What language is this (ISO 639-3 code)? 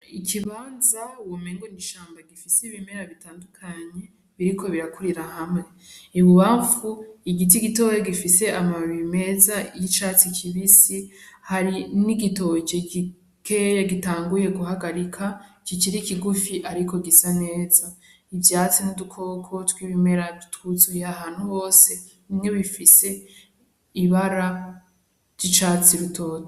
run